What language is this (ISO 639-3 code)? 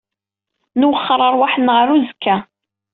kab